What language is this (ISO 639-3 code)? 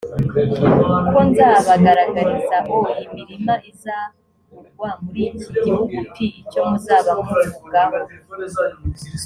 kin